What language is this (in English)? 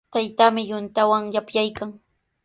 Sihuas Ancash Quechua